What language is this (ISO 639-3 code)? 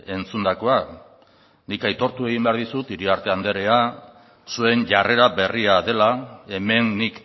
eus